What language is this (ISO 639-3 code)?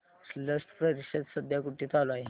mar